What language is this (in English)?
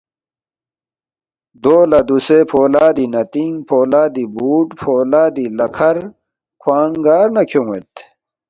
Balti